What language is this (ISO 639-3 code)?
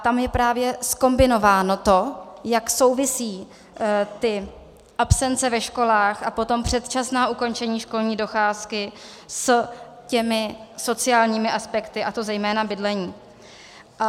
ces